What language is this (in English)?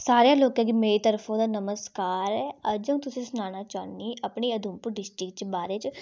Dogri